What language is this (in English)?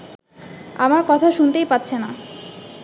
Bangla